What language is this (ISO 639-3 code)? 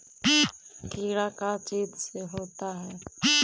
mag